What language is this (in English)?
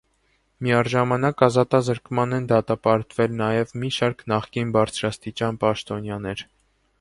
Armenian